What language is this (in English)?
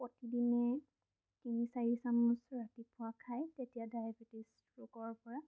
Assamese